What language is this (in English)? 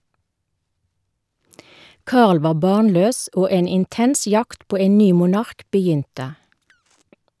Norwegian